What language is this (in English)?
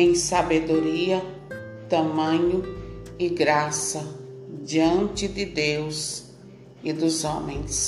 Portuguese